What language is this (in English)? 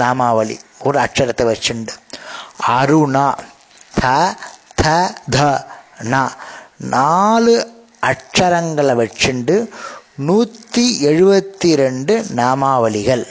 Tamil